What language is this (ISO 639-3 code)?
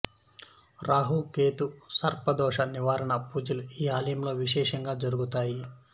tel